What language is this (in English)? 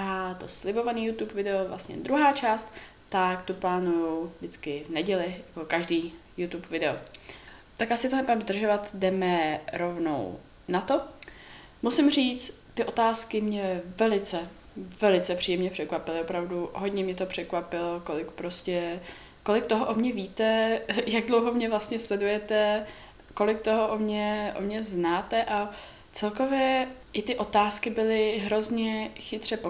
Czech